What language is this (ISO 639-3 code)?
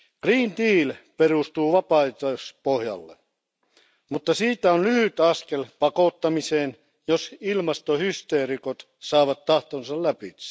fin